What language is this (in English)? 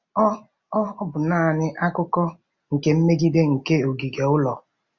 Igbo